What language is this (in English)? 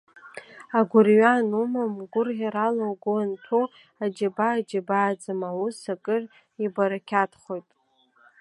Abkhazian